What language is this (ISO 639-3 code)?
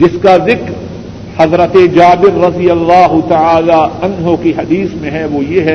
urd